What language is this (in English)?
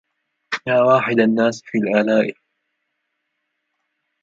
Arabic